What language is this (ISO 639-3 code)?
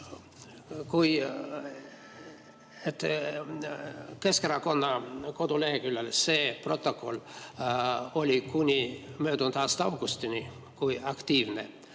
est